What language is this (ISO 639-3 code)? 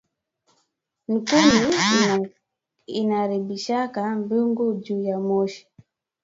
swa